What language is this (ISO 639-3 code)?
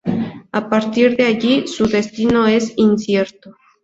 spa